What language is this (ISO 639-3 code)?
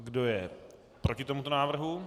ces